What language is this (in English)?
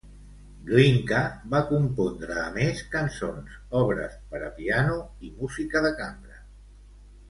Catalan